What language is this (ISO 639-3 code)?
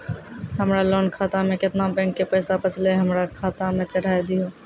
mai